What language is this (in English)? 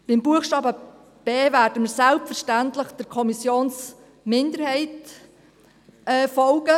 Swiss German